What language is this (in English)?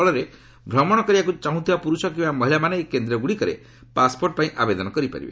Odia